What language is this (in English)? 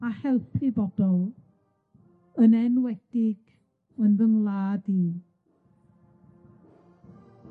Welsh